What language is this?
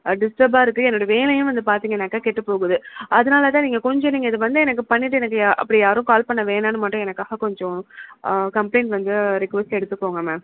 Tamil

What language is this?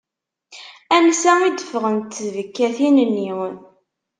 Kabyle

